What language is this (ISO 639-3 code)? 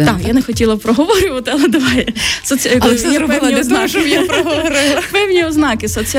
ukr